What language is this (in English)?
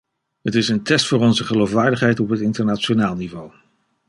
Dutch